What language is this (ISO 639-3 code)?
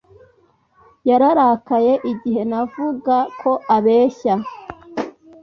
kin